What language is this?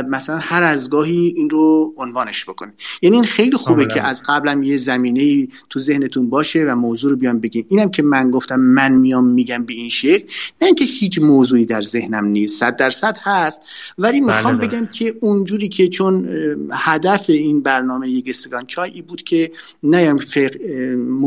Persian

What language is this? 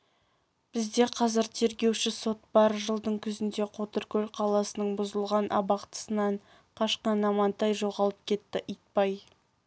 Kazakh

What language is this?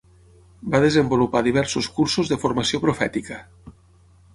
Catalan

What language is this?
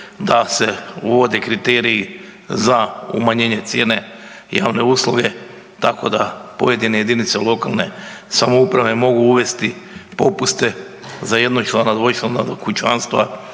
Croatian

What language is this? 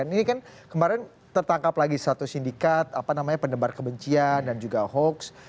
Indonesian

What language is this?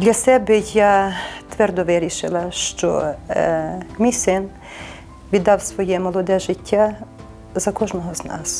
Ukrainian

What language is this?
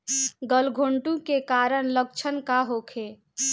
Bhojpuri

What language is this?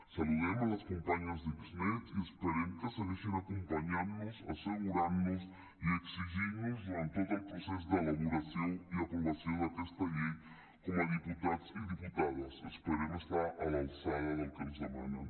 Catalan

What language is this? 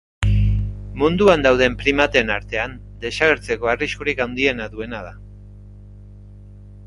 Basque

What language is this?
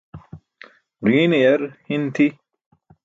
Burushaski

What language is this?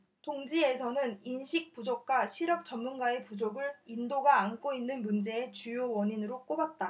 Korean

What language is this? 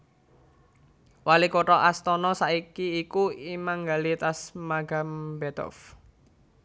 Javanese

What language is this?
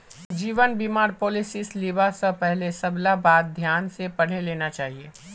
Magahi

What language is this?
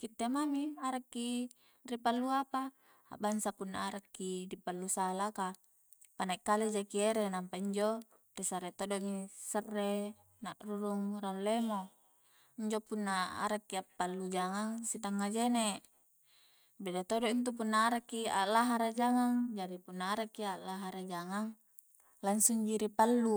Coastal Konjo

